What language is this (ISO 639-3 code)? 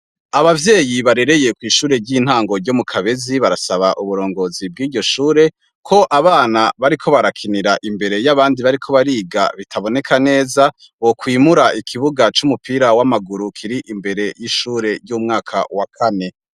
run